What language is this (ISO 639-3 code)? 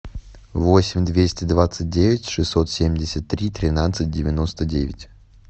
rus